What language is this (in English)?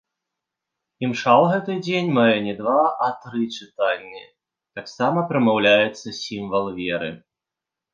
Belarusian